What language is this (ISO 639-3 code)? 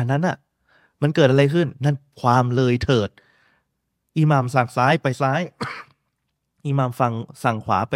tha